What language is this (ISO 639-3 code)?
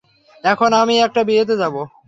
ben